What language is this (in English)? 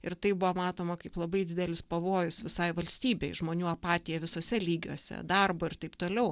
Lithuanian